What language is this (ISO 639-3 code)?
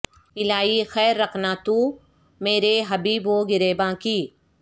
urd